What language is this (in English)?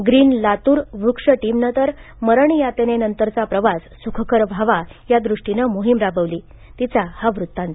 Marathi